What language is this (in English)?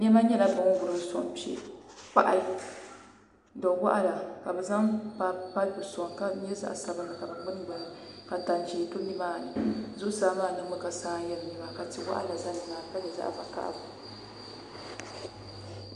Dagbani